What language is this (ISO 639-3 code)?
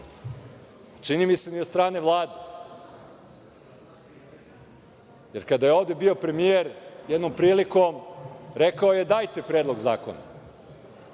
srp